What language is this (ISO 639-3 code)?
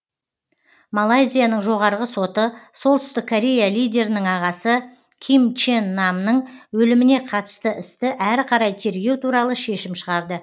kaz